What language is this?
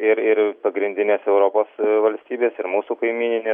Lithuanian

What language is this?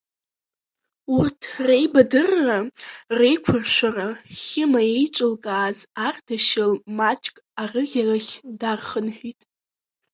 Abkhazian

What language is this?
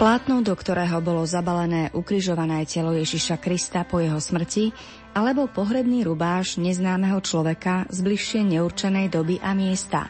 Slovak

